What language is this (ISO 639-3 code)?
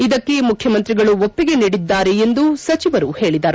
kan